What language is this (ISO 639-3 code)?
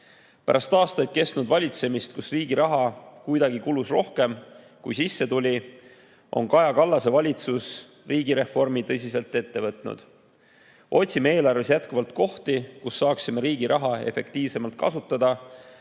est